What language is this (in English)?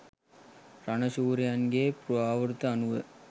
Sinhala